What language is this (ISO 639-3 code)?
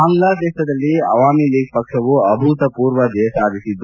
kan